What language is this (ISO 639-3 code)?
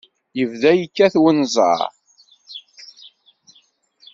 kab